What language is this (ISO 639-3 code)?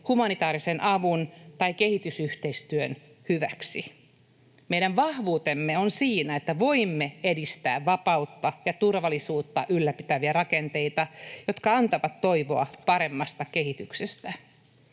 fin